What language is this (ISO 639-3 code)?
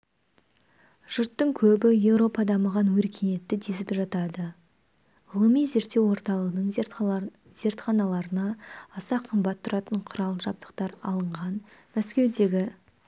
kaz